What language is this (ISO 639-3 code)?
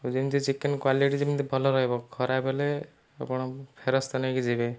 ori